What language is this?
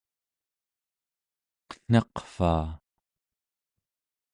Central Yupik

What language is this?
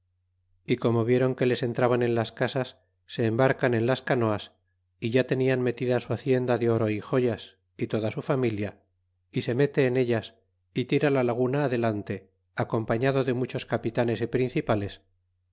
Spanish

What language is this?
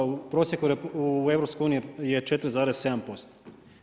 Croatian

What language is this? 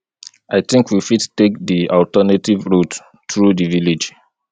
Nigerian Pidgin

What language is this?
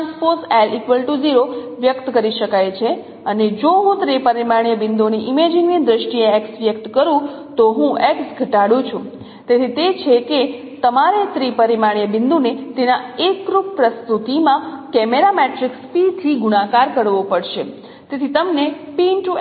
Gujarati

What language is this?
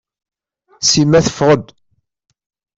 Kabyle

